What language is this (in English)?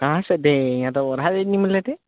Gujarati